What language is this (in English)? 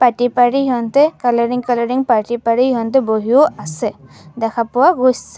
Assamese